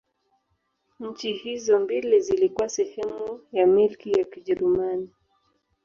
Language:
Swahili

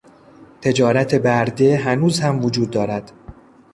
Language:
Persian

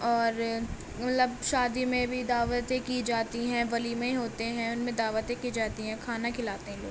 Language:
Urdu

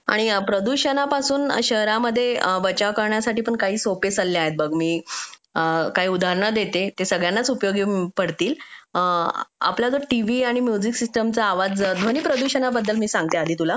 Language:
Marathi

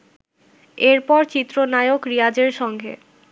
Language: Bangla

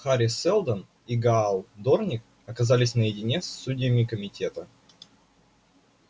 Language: Russian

